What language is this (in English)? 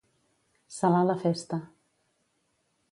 Catalan